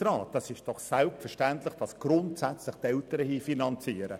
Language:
Swiss German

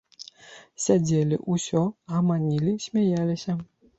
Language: Belarusian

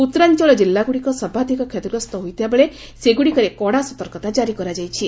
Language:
Odia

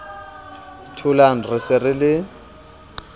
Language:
Southern Sotho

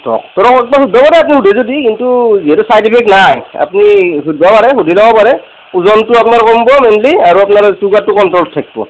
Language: Assamese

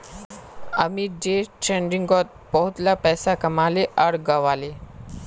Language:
Magahi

